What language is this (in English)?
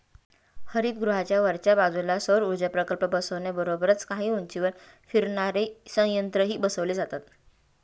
Marathi